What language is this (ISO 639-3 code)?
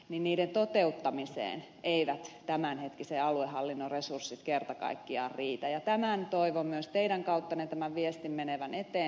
fin